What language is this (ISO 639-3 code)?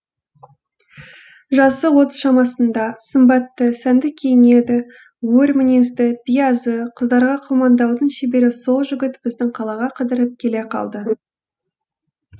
kaz